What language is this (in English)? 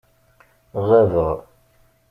Kabyle